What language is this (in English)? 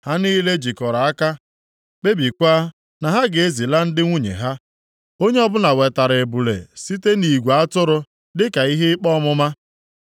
Igbo